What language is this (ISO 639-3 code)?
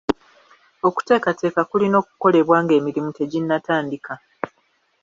lug